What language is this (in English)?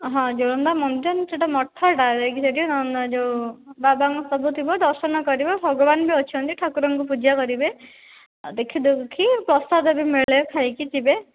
Odia